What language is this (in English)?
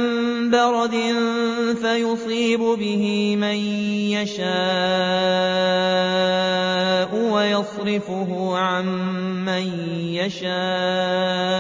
Arabic